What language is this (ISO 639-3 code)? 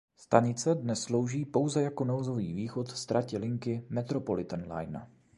ces